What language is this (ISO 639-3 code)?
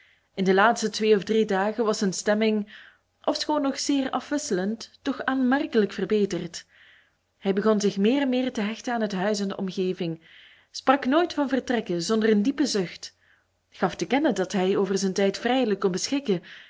nld